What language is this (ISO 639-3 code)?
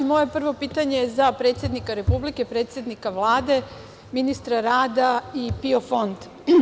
srp